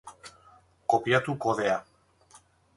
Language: Basque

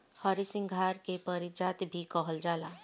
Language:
Bhojpuri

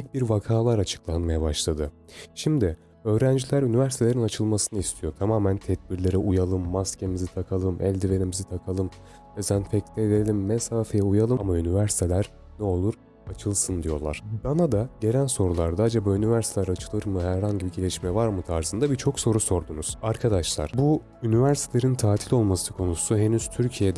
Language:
Turkish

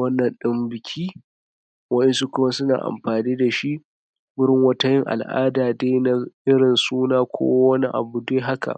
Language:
Hausa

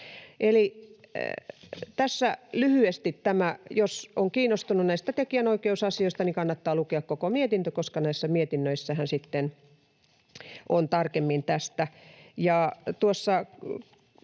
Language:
Finnish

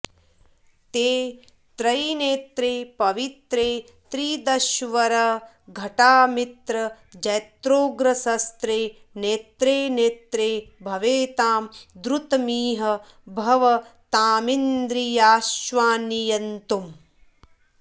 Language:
Sanskrit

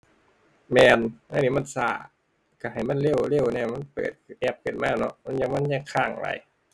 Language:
Thai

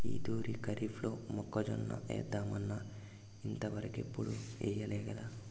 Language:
Telugu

